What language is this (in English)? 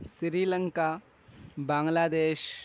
Urdu